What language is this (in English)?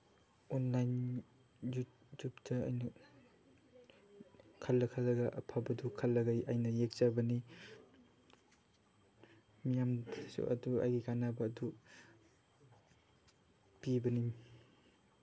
Manipuri